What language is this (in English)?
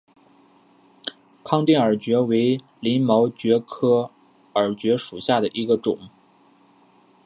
Chinese